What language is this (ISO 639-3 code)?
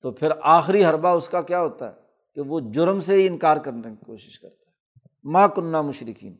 urd